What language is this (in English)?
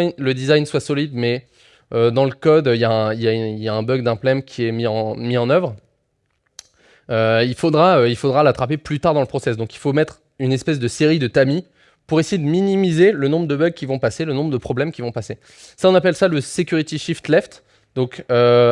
French